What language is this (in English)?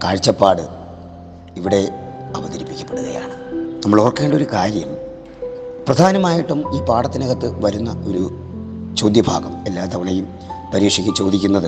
Malayalam